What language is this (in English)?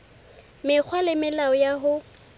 Southern Sotho